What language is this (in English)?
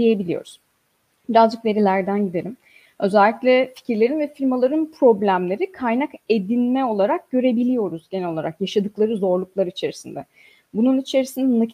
Turkish